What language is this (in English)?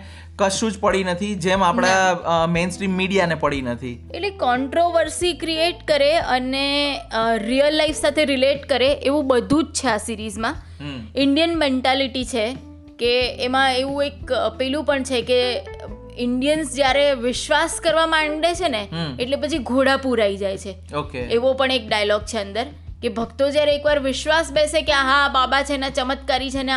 Gujarati